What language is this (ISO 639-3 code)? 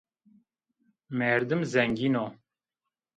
zza